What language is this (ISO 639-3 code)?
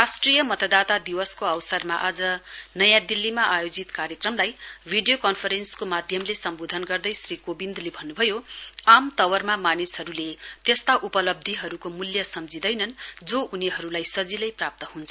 nep